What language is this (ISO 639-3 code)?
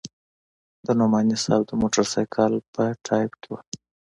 pus